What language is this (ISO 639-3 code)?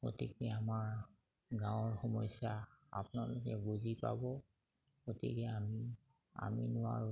asm